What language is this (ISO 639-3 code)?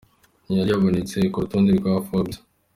kin